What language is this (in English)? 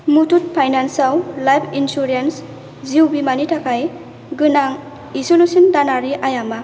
Bodo